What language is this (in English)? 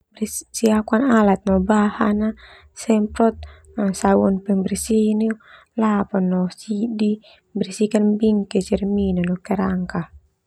Termanu